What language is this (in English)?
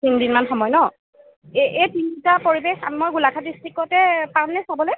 Assamese